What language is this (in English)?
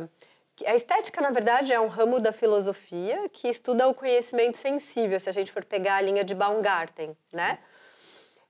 Portuguese